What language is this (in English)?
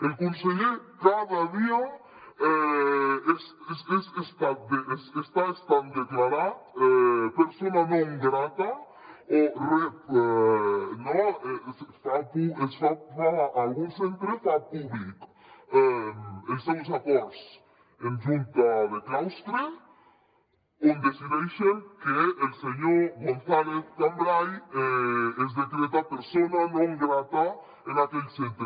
Catalan